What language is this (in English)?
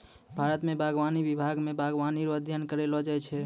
Maithili